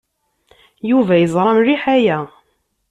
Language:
Kabyle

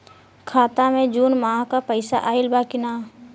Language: Bhojpuri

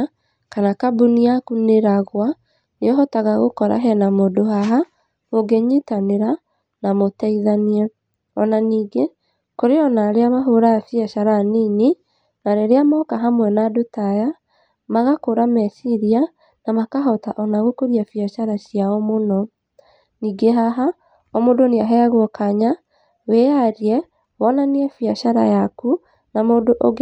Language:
Kikuyu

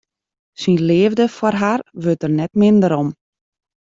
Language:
Western Frisian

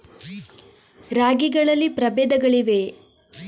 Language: Kannada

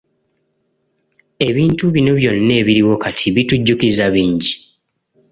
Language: Ganda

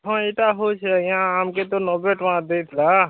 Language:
Odia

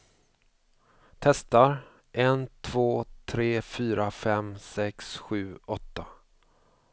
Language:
Swedish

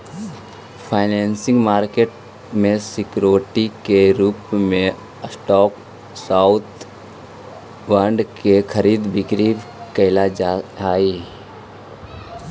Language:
Magahi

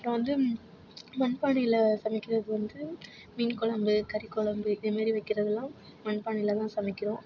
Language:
Tamil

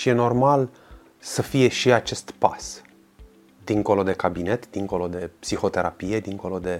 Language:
Romanian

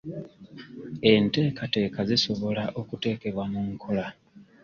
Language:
Ganda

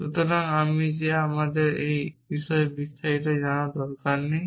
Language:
Bangla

